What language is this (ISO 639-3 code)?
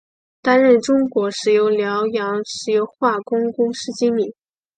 zho